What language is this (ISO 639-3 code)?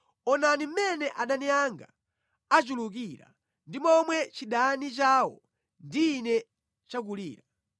nya